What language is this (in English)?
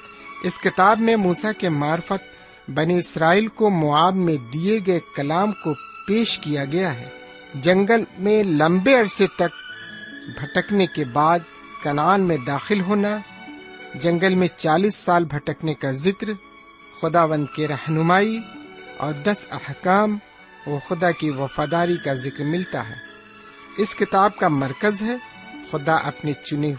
Urdu